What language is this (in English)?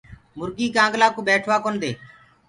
Gurgula